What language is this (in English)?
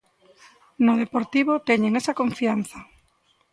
Galician